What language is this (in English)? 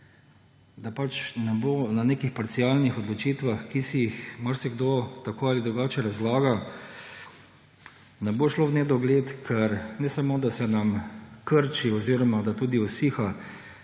Slovenian